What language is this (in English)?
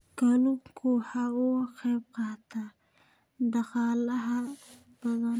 Somali